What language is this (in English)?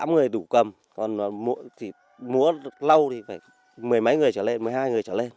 Vietnamese